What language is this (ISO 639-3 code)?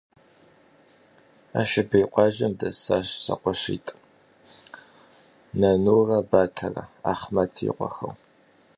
kbd